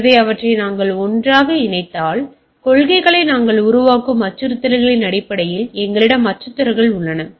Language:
Tamil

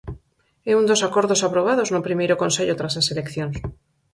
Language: Galician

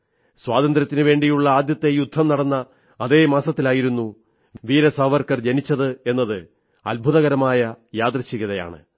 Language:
Malayalam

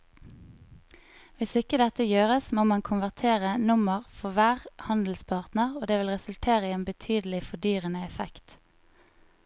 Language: Norwegian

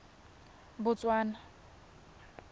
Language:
Tswana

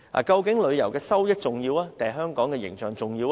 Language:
Cantonese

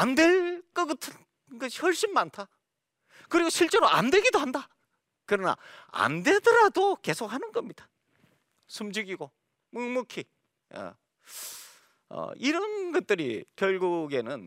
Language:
Korean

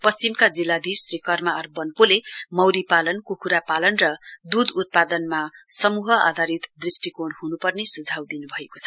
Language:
Nepali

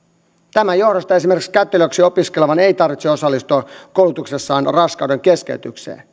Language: Finnish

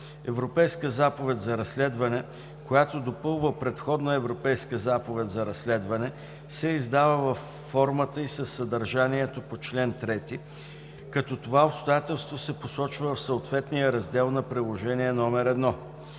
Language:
Bulgarian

